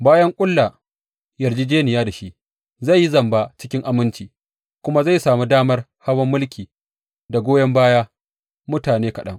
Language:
Hausa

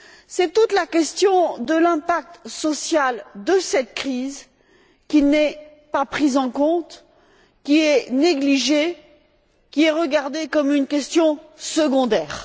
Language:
French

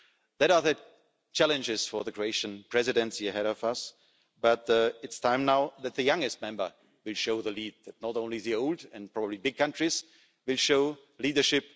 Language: English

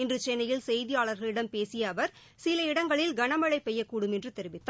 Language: Tamil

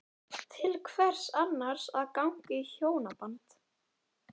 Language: Icelandic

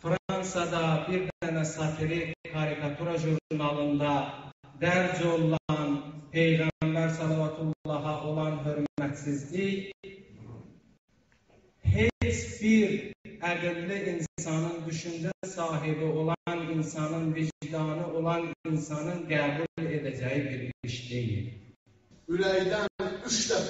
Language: Turkish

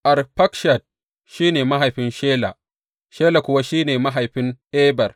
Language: Hausa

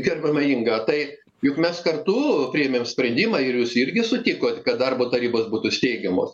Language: Lithuanian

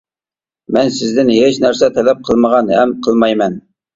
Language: Uyghur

